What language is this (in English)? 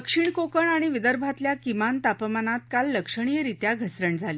Marathi